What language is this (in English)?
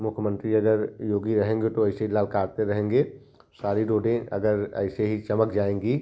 Hindi